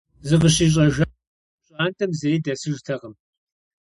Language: Kabardian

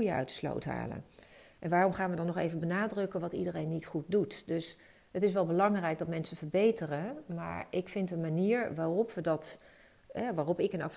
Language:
Dutch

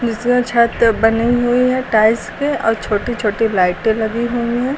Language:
Hindi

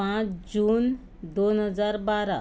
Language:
Konkani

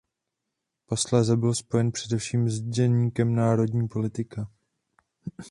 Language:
Czech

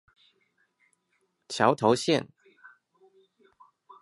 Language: Chinese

